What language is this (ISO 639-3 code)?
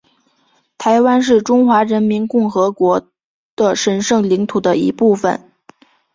zho